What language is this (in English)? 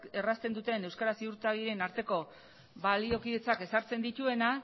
Basque